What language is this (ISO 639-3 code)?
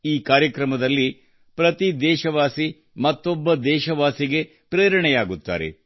kan